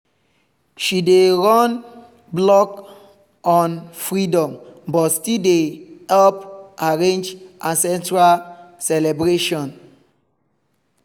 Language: Nigerian Pidgin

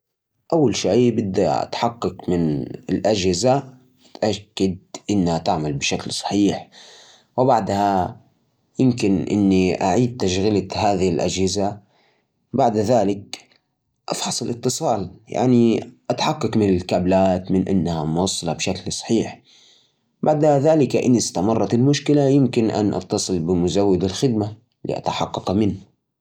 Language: Najdi Arabic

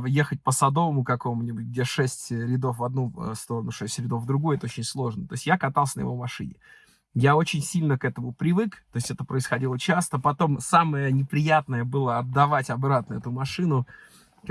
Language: Russian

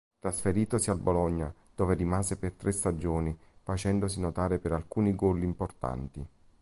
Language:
Italian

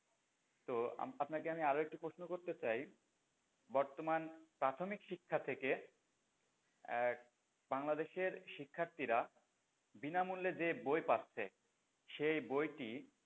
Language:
Bangla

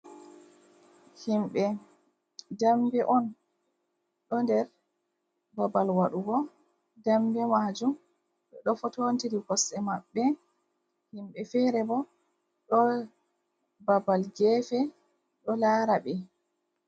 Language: Fula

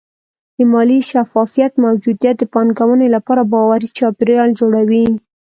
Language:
Pashto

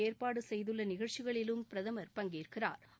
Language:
Tamil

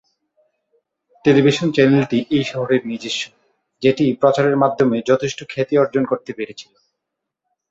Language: Bangla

